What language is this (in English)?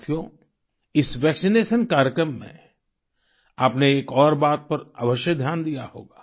Hindi